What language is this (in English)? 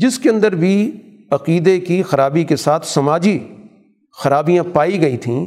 Urdu